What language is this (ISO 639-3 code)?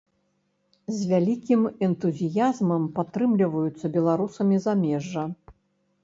bel